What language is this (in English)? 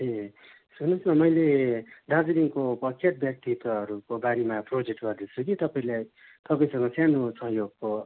Nepali